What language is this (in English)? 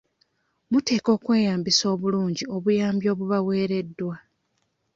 Ganda